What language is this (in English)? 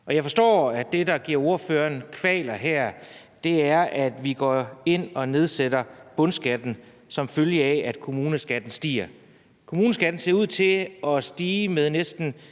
Danish